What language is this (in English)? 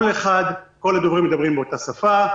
Hebrew